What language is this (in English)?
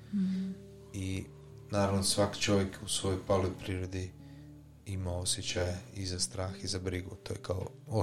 Croatian